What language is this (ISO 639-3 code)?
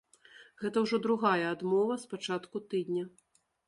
bel